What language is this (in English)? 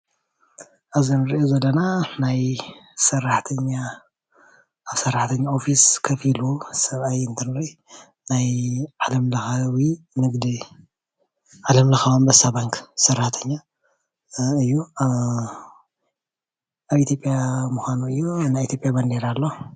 Tigrinya